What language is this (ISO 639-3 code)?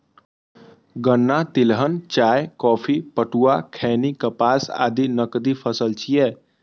mai